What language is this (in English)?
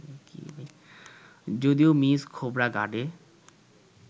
Bangla